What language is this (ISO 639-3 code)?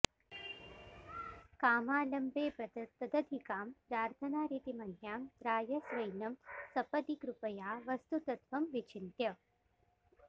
san